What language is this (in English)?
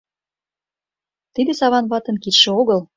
Mari